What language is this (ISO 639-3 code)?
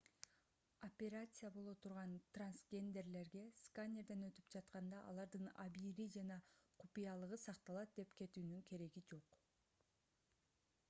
kir